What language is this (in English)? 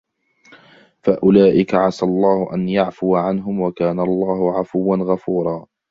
Arabic